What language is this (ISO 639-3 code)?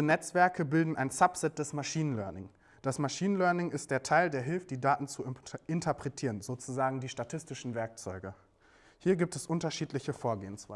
deu